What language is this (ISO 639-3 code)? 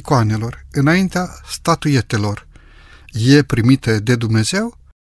ron